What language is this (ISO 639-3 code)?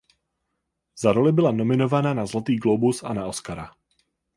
ces